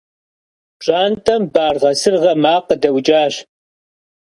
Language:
Kabardian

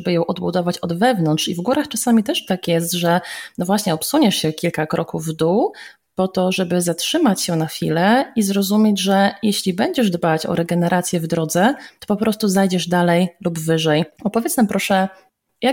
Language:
Polish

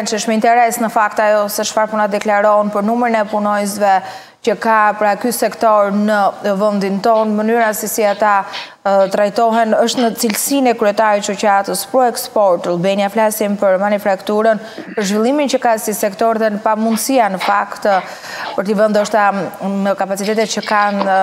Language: Romanian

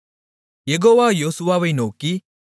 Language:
Tamil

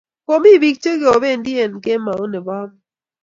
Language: Kalenjin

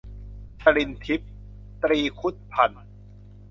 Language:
Thai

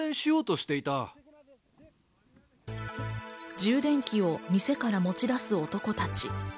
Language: Japanese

